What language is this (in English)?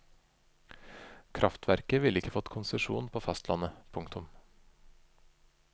Norwegian